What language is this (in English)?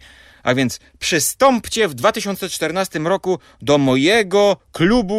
Polish